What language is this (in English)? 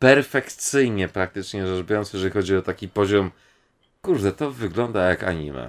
Polish